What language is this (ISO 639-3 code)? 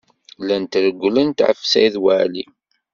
kab